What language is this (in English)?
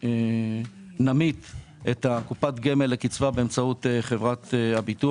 Hebrew